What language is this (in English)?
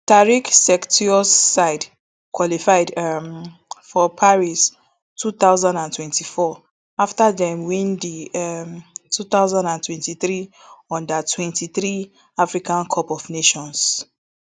Nigerian Pidgin